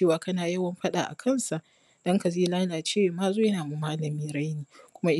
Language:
Hausa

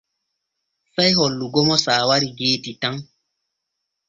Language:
Borgu Fulfulde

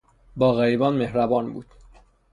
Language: Persian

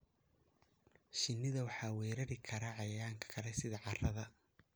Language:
Somali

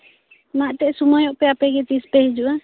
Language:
Santali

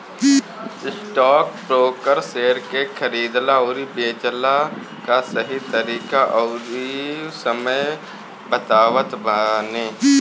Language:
Bhojpuri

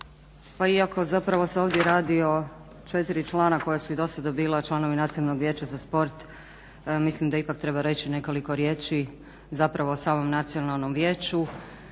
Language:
Croatian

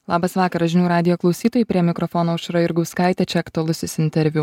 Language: Lithuanian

